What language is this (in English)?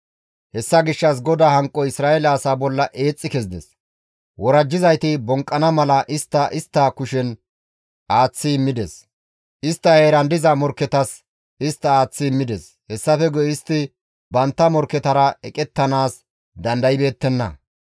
Gamo